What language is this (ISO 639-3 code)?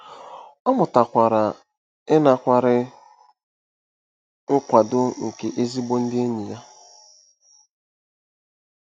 ibo